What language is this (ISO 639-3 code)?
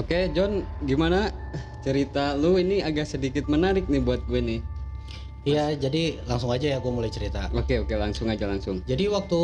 ind